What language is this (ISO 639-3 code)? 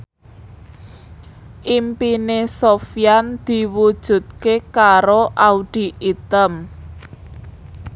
jav